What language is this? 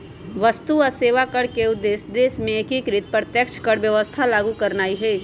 Magahi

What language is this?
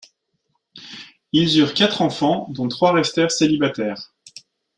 French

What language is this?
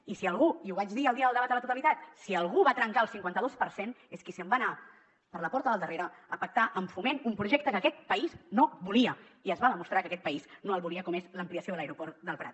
Catalan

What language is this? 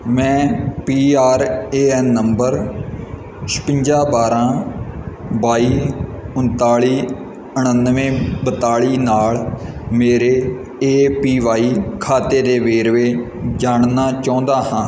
Punjabi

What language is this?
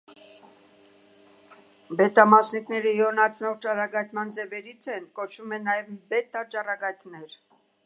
Armenian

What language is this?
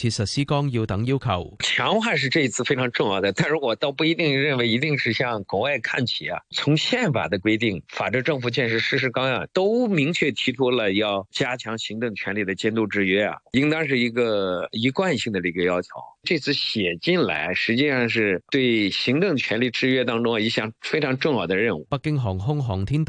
Chinese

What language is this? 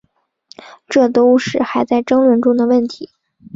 Chinese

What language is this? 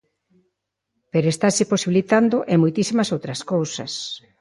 Galician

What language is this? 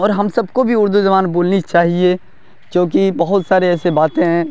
Urdu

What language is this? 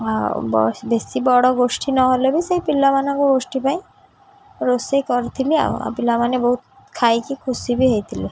Odia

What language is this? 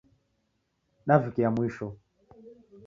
Taita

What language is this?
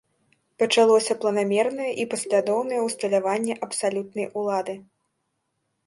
Belarusian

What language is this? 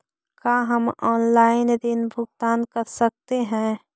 Magahi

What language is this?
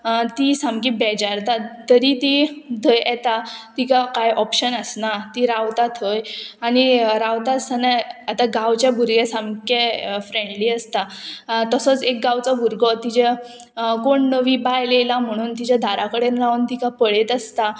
Konkani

